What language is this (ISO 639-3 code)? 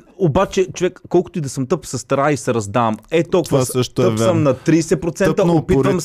bul